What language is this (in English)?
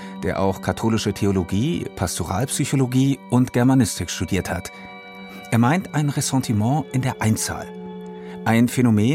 German